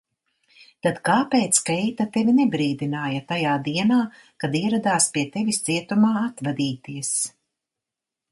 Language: Latvian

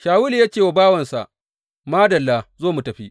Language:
Hausa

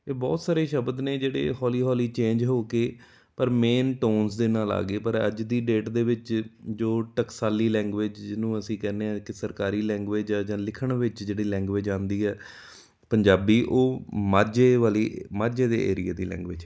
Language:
Punjabi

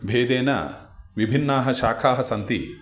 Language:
Sanskrit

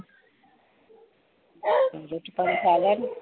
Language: Punjabi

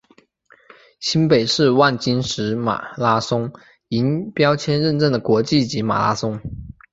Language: Chinese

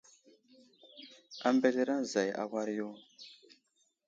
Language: Wuzlam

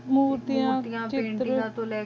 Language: Punjabi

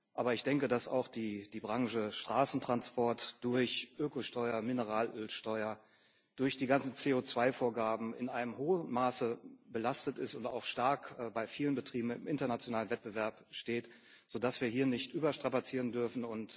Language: German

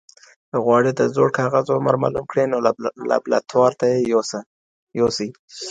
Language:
Pashto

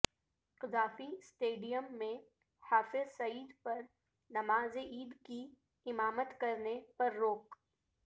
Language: Urdu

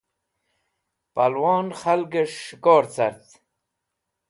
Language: Wakhi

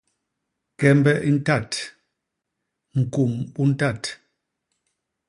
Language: Basaa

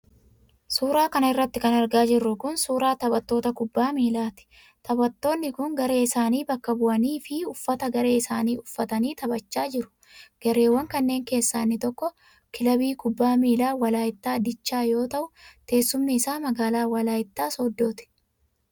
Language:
Oromo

